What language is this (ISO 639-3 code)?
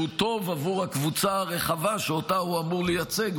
heb